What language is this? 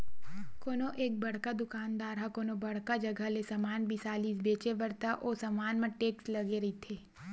Chhattisgarhi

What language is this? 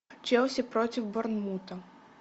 Russian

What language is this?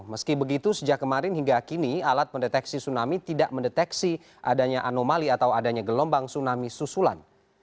Indonesian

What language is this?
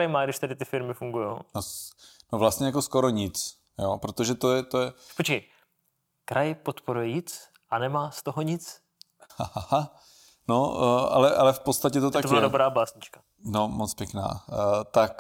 Czech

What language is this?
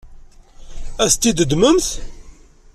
Kabyle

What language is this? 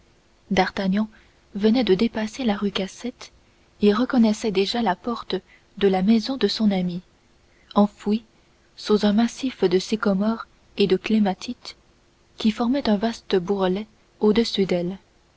French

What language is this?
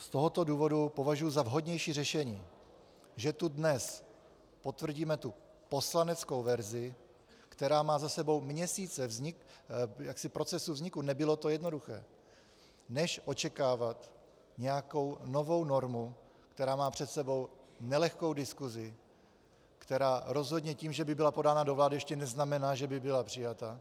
Czech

